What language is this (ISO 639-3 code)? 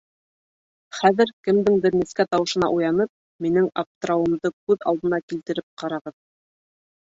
bak